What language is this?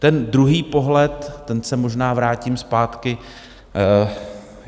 Czech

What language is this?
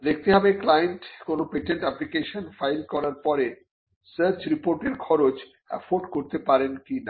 Bangla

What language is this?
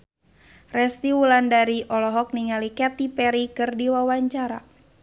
Sundanese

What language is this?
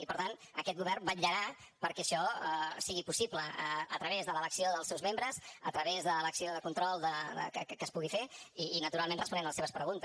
Catalan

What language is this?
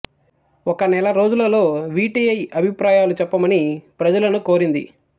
Telugu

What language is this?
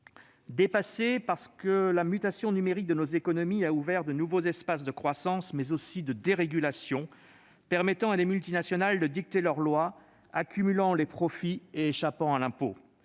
French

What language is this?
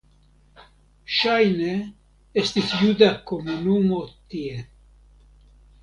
Esperanto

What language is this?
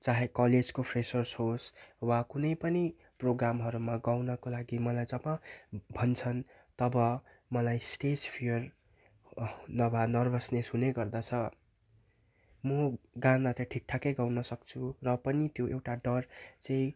Nepali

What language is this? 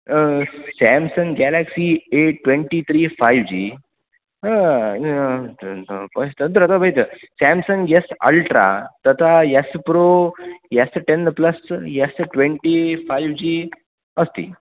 Sanskrit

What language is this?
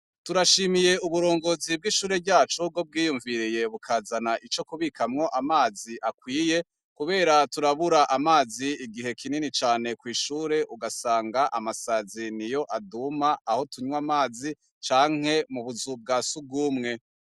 Rundi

